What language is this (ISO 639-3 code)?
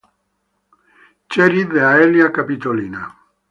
spa